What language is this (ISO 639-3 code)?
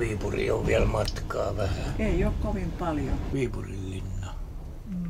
fin